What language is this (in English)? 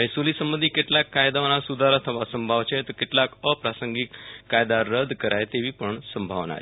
Gujarati